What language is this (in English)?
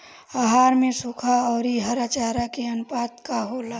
Bhojpuri